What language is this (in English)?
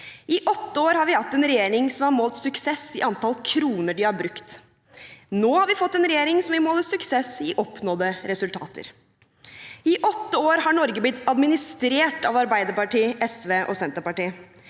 Norwegian